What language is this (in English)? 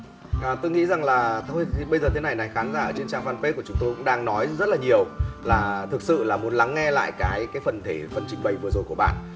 Vietnamese